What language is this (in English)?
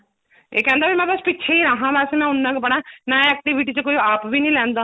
Punjabi